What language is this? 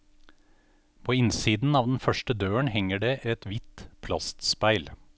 Norwegian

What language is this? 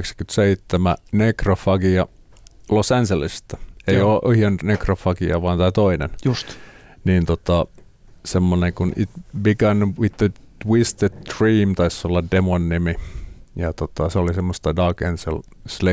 Finnish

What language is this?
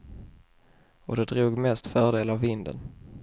Swedish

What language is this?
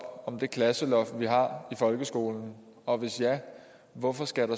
Danish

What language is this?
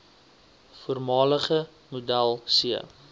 Afrikaans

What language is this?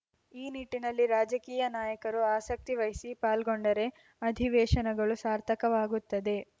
Kannada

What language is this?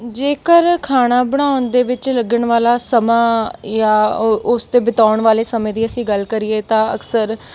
Punjabi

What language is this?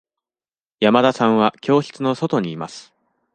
Japanese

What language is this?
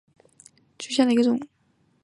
Chinese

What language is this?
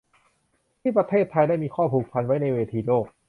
Thai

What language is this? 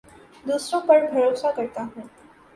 Urdu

